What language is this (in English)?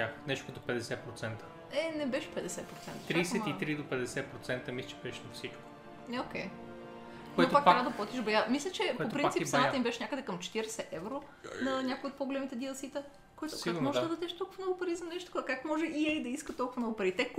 Bulgarian